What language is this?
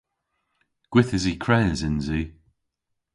Cornish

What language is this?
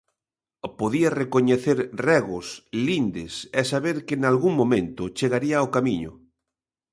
Galician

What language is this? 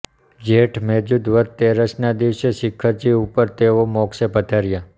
Gujarati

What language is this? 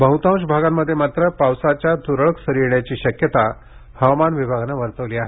Marathi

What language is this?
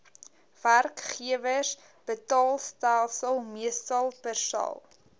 Afrikaans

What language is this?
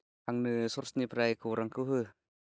Bodo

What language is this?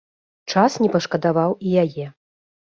Belarusian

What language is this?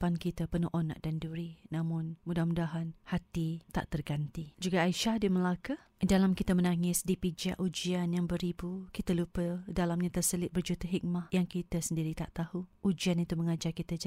Malay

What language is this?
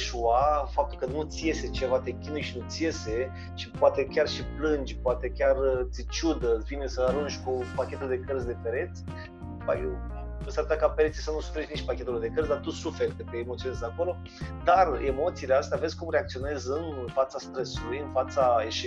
Romanian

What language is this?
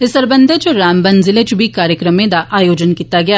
Dogri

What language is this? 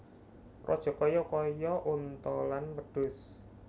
Javanese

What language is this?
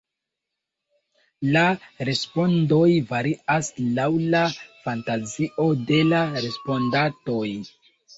Esperanto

